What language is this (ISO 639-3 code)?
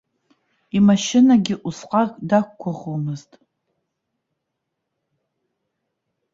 abk